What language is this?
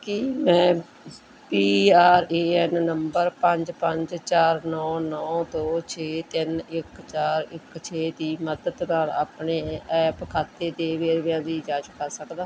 Punjabi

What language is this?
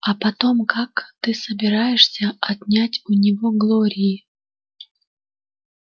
Russian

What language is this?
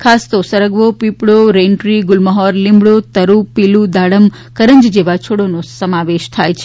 Gujarati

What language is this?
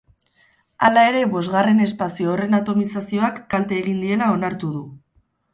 Basque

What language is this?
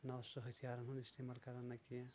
Kashmiri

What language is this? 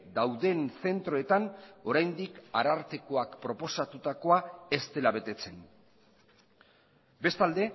Basque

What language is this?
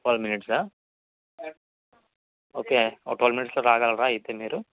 Telugu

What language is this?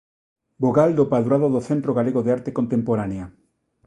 Galician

